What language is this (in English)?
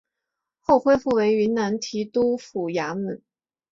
Chinese